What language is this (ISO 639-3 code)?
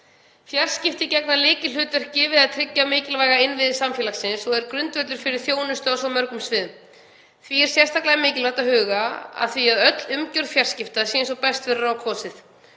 isl